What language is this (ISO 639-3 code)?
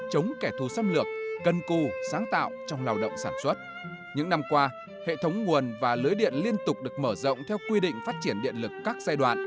vie